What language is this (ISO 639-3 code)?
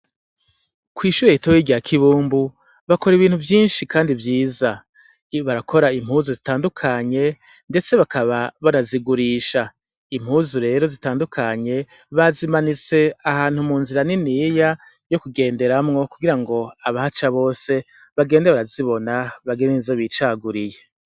run